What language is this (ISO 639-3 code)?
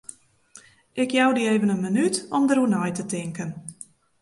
fry